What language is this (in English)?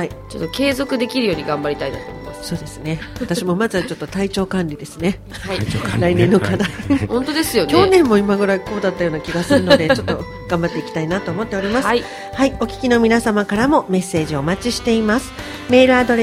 Japanese